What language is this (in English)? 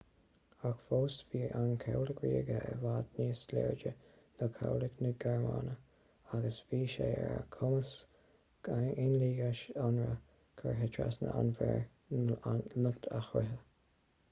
Irish